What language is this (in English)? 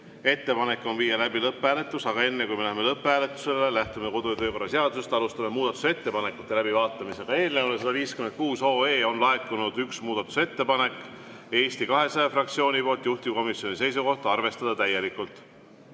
Estonian